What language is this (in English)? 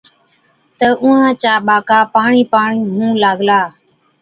Od